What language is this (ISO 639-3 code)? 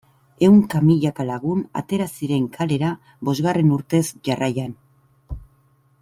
eus